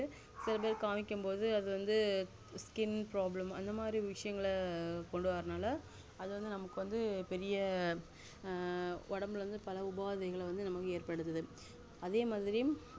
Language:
Tamil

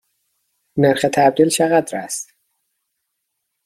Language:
Persian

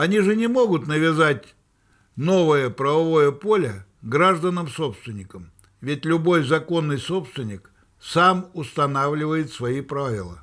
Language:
Russian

